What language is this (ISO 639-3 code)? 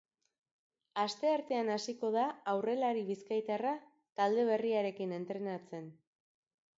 eus